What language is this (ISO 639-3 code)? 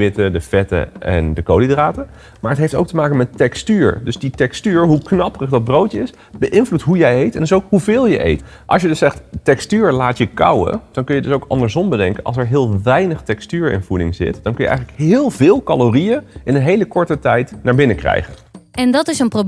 nld